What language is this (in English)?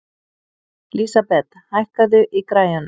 Icelandic